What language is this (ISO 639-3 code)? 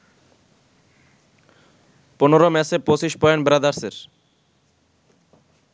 ben